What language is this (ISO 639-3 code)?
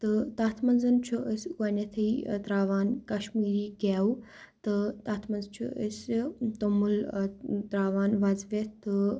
kas